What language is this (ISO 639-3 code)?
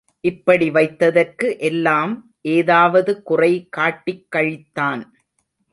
tam